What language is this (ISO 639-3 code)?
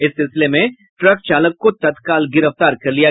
hin